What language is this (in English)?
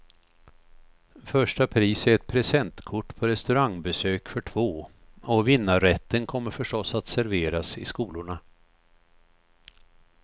Swedish